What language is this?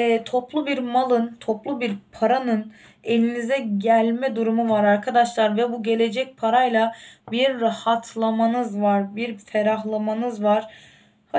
Turkish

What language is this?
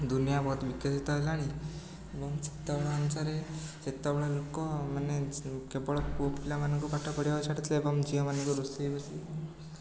Odia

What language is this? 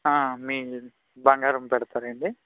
Telugu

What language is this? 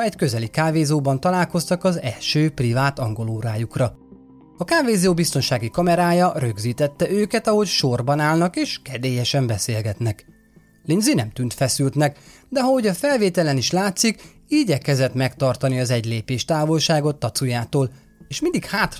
Hungarian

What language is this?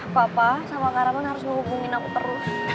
Indonesian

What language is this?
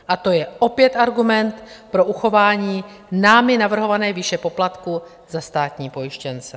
Czech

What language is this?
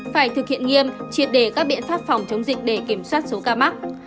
Vietnamese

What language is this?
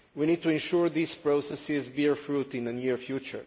English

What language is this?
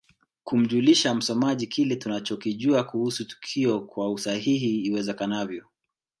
Swahili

